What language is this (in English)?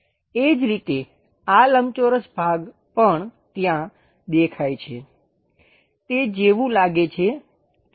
Gujarati